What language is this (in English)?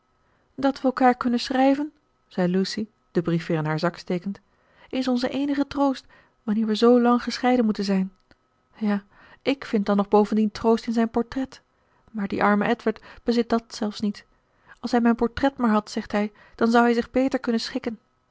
Dutch